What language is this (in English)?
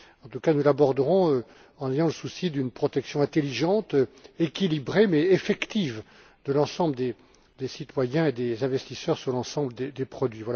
French